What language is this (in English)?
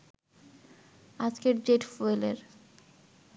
Bangla